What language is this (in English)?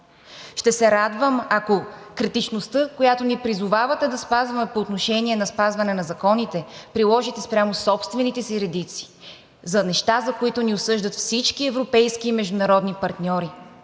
Bulgarian